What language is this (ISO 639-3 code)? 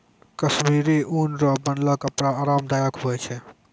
mai